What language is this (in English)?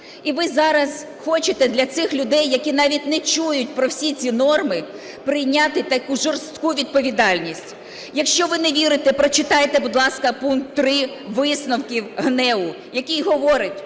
Ukrainian